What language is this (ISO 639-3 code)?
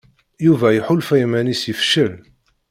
kab